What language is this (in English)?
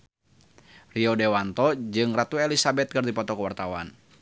Sundanese